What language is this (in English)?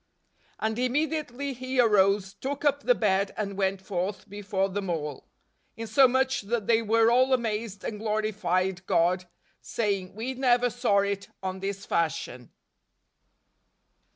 English